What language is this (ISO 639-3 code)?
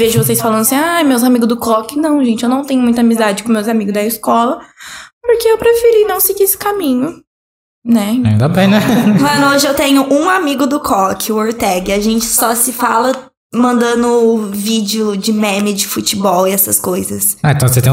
por